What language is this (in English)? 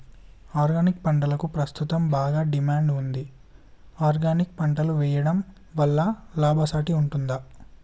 Telugu